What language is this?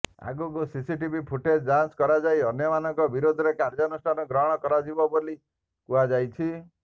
Odia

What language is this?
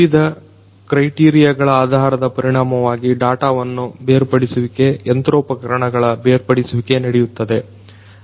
Kannada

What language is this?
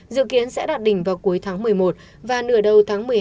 Vietnamese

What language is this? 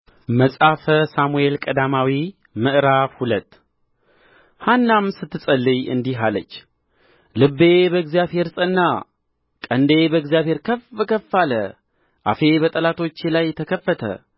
Amharic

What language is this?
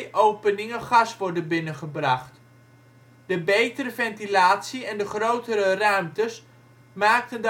Dutch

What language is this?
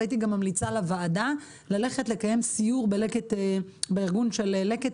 Hebrew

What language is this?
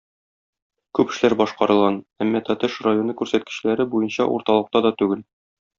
Tatar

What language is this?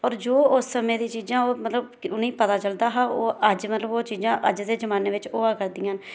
Dogri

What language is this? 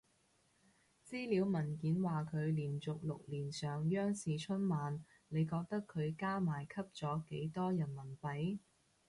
Cantonese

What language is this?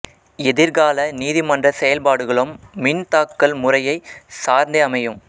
Tamil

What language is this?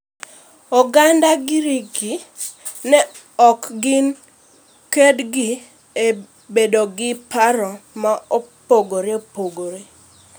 Luo (Kenya and Tanzania)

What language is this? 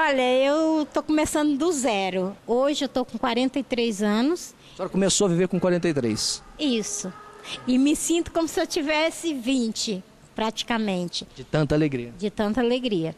Portuguese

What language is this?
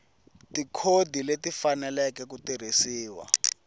Tsonga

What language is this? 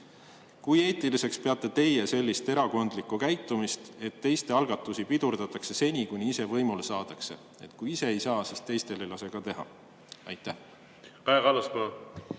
Estonian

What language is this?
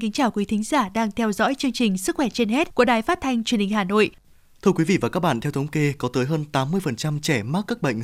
Vietnamese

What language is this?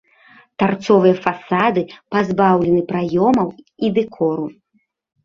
Belarusian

